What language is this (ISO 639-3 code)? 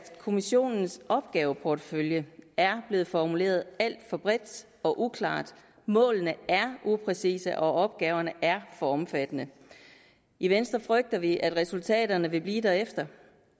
dan